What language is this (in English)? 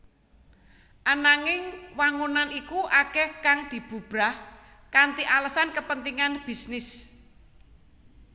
Javanese